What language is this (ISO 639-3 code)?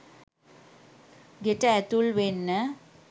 sin